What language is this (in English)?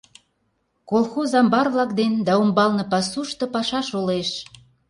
Mari